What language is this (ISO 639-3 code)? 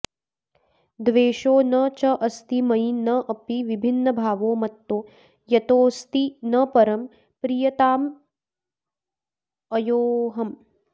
san